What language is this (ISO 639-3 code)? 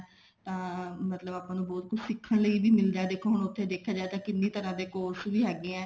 pan